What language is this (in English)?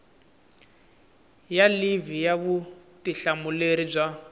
Tsonga